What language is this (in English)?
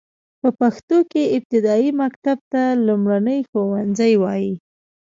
Pashto